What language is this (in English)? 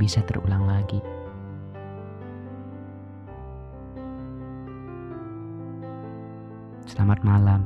Indonesian